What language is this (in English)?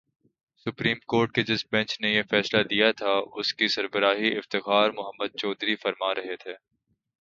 Urdu